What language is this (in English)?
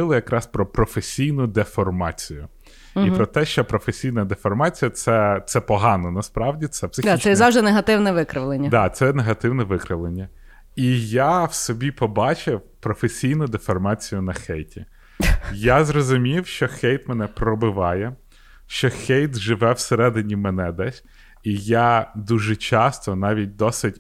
Ukrainian